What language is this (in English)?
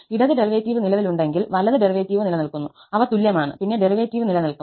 Malayalam